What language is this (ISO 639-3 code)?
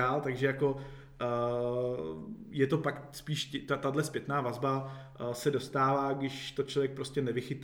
ces